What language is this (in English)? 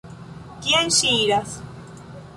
Esperanto